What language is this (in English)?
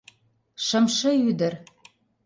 Mari